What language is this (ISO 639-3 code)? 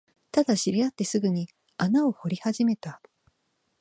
jpn